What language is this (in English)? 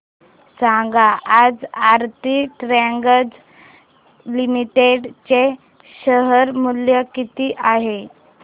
Marathi